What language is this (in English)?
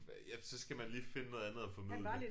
Danish